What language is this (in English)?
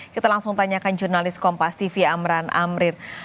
Indonesian